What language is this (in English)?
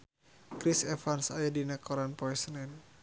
Sundanese